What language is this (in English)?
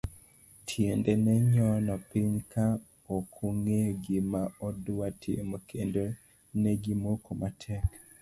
Luo (Kenya and Tanzania)